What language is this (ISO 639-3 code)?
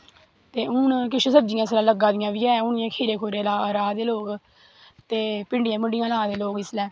doi